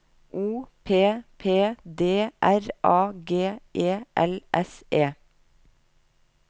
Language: Norwegian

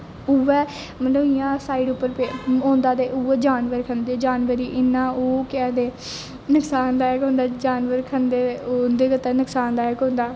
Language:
Dogri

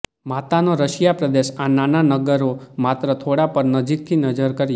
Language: Gujarati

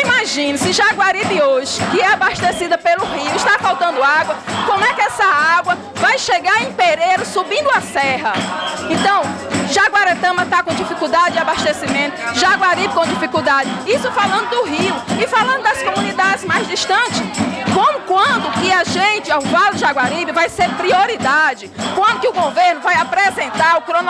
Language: Portuguese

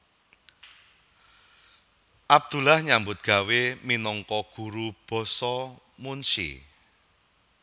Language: Javanese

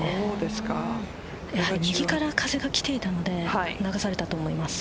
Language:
Japanese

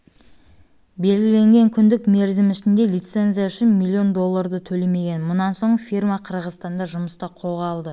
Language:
Kazakh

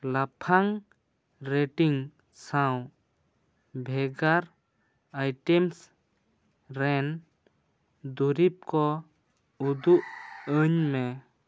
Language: Santali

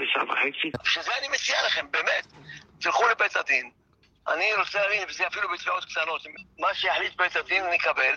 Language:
Hebrew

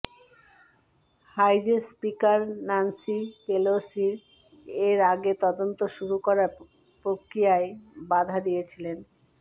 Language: Bangla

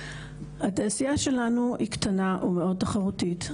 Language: Hebrew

